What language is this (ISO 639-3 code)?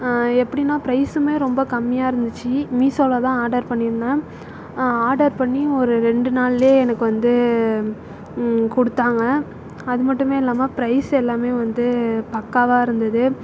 tam